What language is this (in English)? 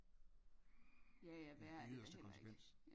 Danish